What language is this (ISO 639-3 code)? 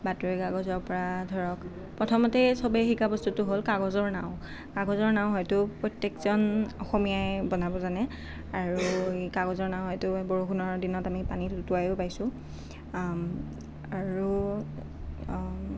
asm